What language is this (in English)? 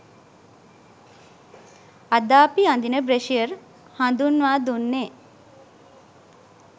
Sinhala